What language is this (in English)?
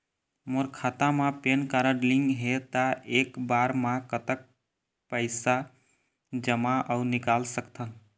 Chhattisgarhi